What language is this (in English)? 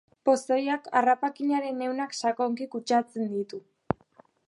Basque